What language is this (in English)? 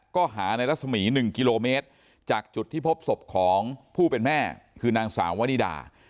Thai